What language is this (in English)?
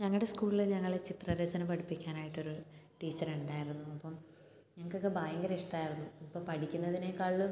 Malayalam